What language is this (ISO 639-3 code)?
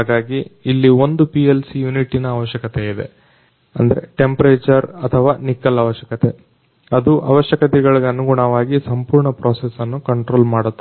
kan